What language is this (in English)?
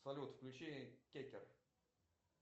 Russian